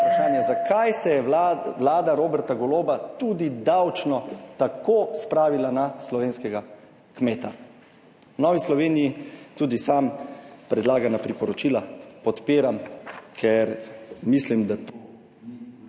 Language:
Slovenian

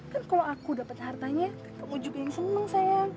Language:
Indonesian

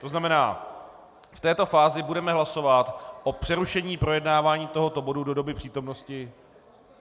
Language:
Czech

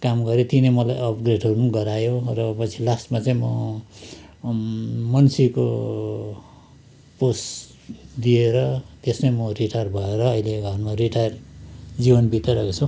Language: Nepali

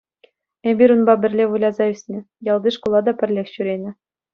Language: Chuvash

